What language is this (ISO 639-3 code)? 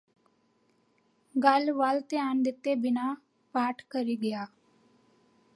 pan